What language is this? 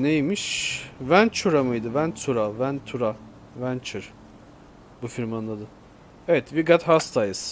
Turkish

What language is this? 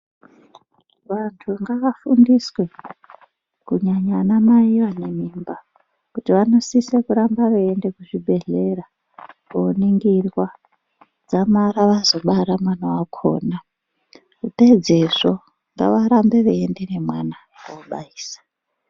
Ndau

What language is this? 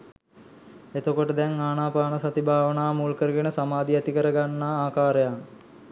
Sinhala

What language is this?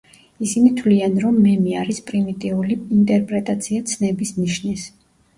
Georgian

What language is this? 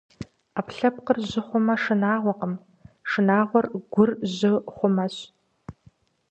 Kabardian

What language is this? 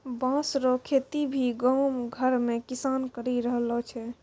Maithili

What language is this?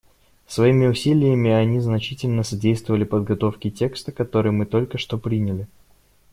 Russian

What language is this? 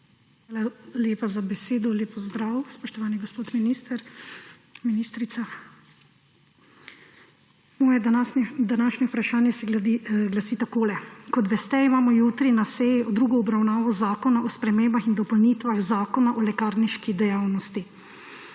Slovenian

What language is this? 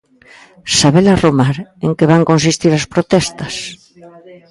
Galician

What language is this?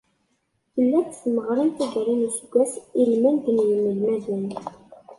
Kabyle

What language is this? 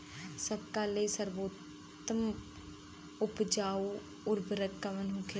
Bhojpuri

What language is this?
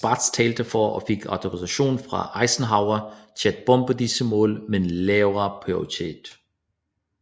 Danish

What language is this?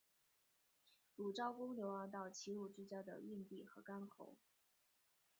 Chinese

